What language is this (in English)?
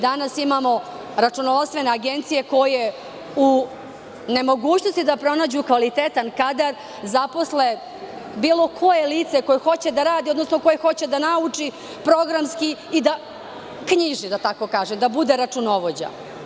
Serbian